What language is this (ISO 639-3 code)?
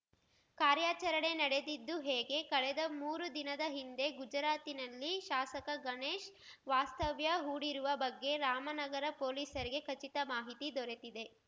kan